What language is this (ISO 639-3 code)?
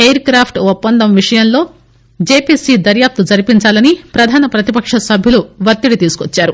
tel